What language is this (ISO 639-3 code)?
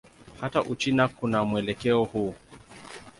swa